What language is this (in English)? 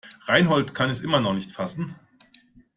German